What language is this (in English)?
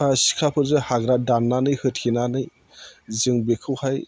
Bodo